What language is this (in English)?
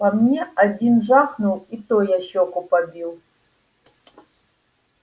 Russian